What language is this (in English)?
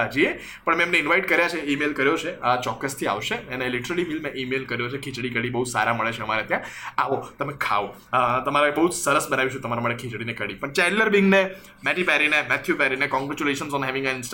Gujarati